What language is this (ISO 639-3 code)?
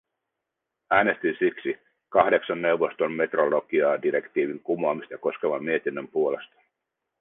fin